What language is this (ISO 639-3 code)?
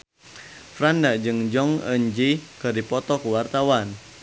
sun